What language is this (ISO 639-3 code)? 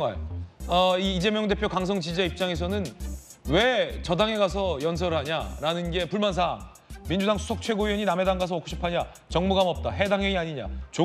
kor